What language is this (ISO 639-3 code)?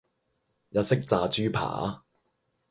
yue